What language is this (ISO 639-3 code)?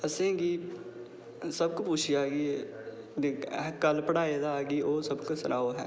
doi